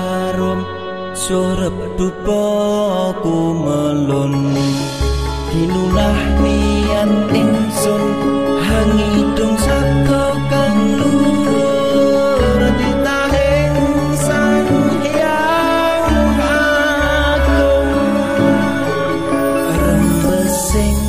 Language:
Vietnamese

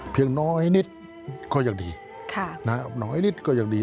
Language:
Thai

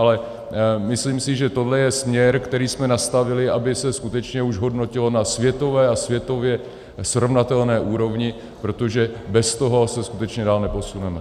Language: Czech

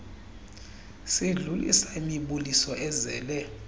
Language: Xhosa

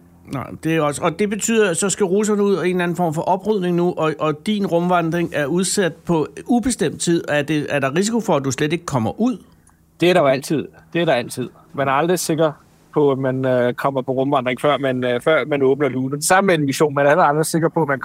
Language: Danish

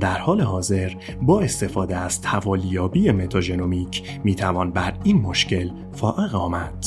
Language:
Persian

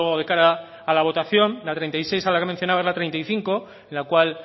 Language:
Spanish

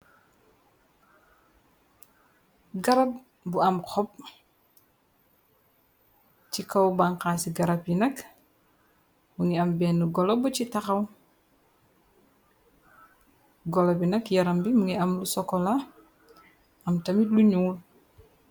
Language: Wolof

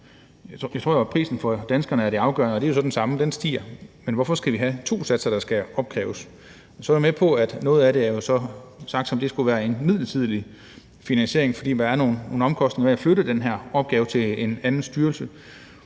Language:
Danish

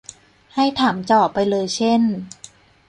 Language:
Thai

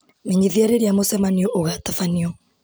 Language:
Kikuyu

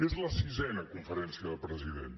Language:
Catalan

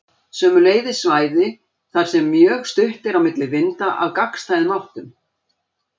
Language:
Icelandic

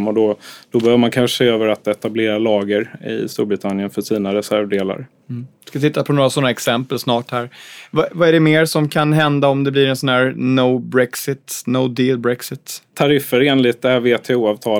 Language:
Swedish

